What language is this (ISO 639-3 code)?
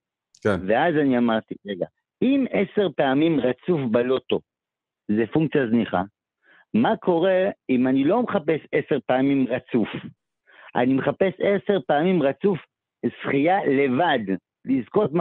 heb